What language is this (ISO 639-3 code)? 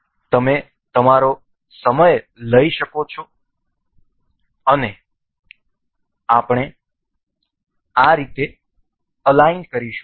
guj